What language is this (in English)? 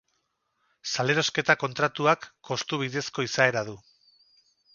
Basque